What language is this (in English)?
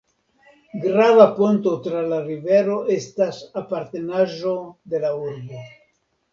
Esperanto